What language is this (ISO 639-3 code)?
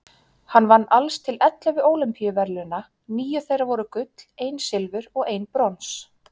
isl